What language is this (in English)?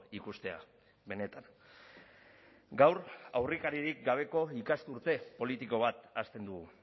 Basque